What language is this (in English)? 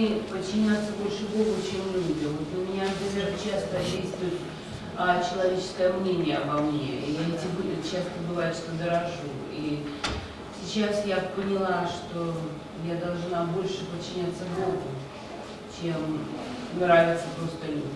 Russian